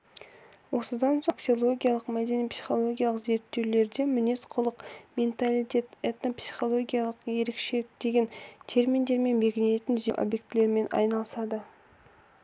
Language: Kazakh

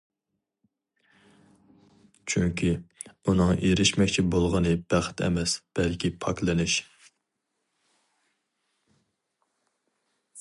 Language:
Uyghur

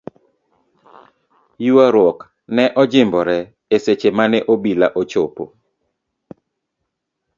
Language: Luo (Kenya and Tanzania)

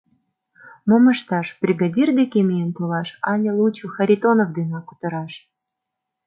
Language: Mari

